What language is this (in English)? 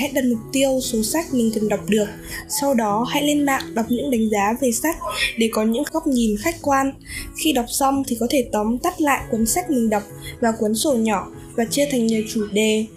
Vietnamese